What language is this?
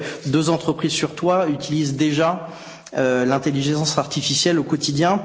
French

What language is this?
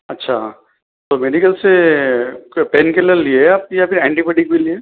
Urdu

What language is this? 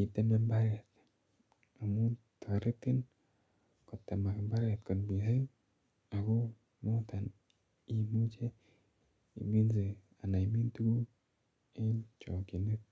Kalenjin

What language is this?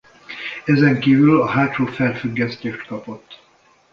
Hungarian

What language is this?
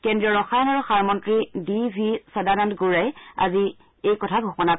Assamese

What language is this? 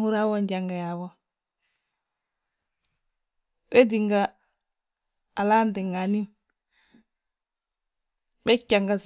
Balanta-Ganja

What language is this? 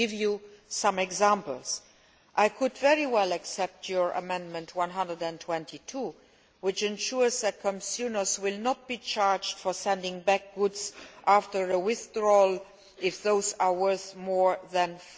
English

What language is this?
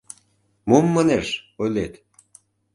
Mari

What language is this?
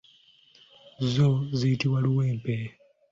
Ganda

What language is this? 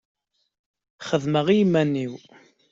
Kabyle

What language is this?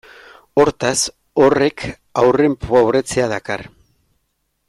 Basque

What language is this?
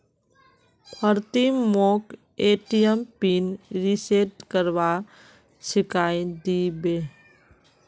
Magahi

